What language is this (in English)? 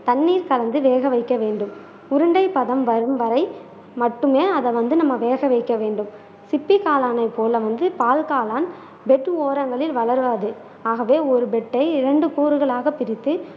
Tamil